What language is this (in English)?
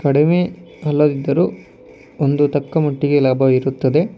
Kannada